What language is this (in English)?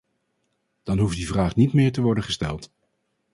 Dutch